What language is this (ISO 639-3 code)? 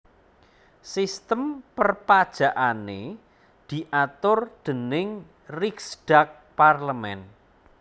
jav